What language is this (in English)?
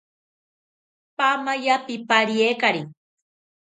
South Ucayali Ashéninka